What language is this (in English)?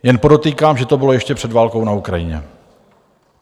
Czech